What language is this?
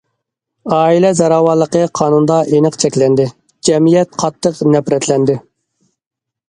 Uyghur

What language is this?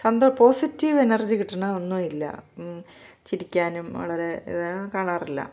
Malayalam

